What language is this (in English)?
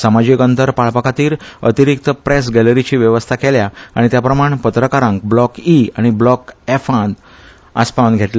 Konkani